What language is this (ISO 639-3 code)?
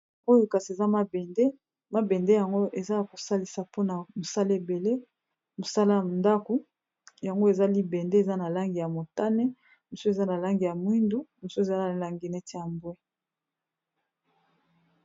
lin